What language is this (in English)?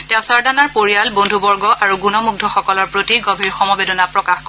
Assamese